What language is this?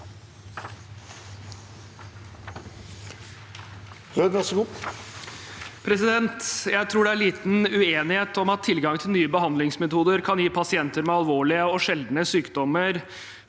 Norwegian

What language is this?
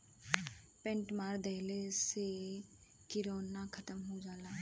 Bhojpuri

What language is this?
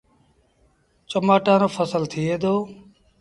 Sindhi Bhil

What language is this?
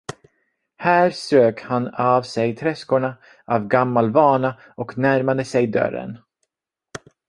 Swedish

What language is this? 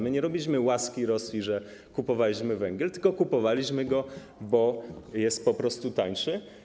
Polish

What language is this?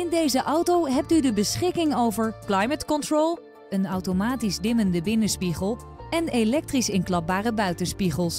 Dutch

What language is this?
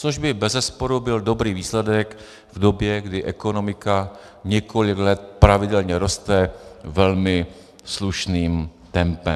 Czech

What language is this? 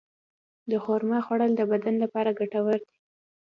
Pashto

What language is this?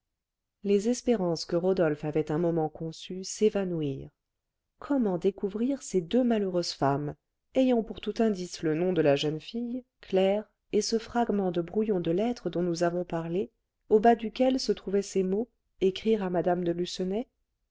French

